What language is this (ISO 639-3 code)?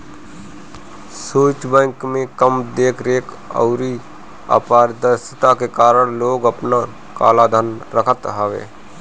bho